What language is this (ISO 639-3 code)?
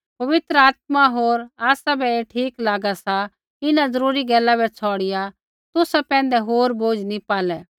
kfx